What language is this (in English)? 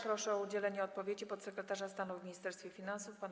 Polish